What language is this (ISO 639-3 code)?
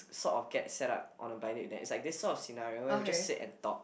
eng